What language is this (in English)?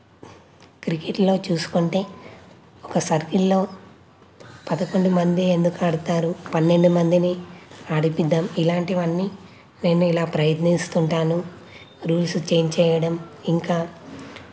Telugu